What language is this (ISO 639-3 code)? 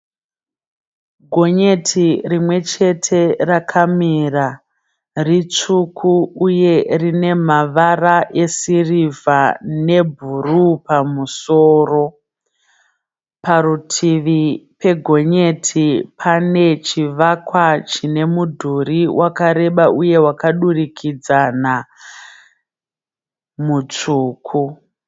sna